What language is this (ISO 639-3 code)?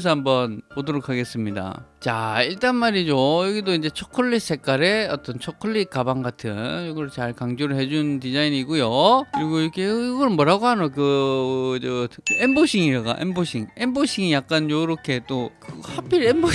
kor